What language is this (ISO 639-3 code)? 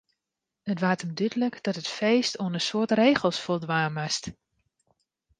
fry